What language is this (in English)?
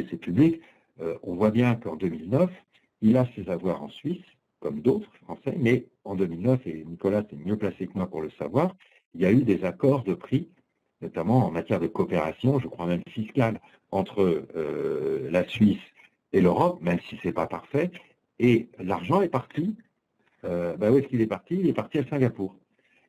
French